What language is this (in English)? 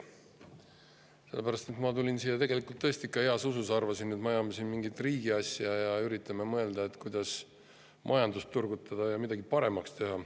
Estonian